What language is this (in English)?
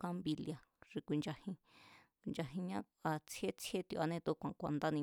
Mazatlán Mazatec